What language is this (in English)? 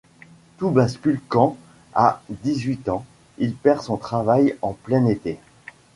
French